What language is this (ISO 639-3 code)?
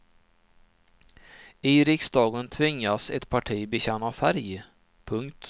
swe